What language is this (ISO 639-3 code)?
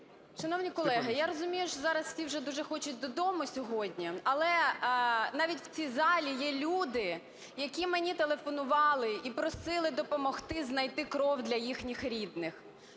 ukr